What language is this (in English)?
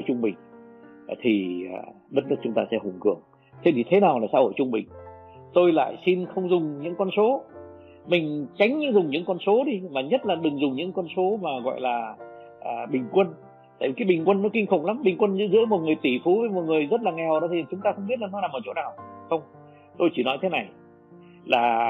Vietnamese